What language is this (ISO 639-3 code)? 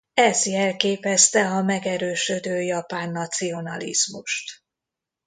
hun